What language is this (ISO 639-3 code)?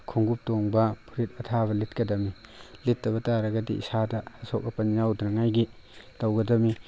mni